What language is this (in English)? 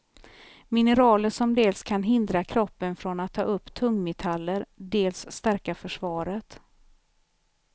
Swedish